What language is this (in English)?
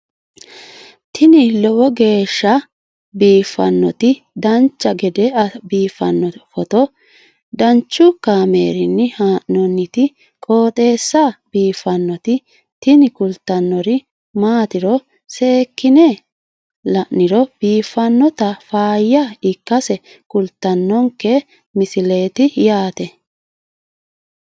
Sidamo